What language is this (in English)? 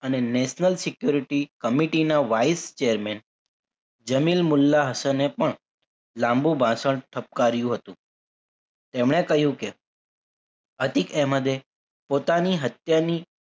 Gujarati